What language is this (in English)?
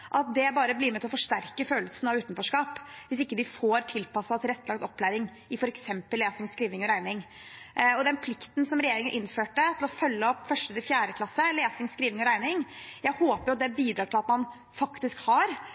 Norwegian Bokmål